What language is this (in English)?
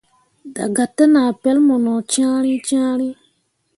Mundang